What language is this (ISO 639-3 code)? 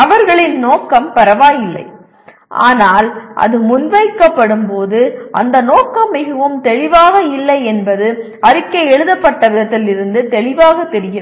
tam